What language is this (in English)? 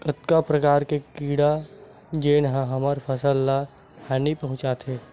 Chhattisgarhi